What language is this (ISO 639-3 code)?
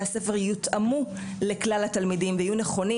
heb